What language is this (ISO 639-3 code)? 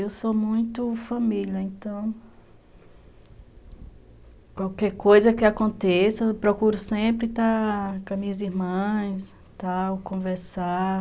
por